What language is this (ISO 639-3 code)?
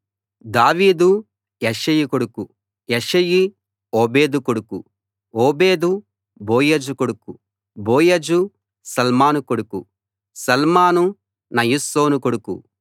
tel